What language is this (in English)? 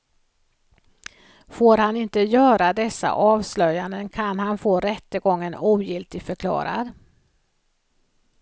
Swedish